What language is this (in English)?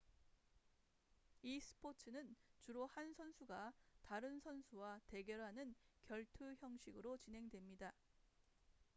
Korean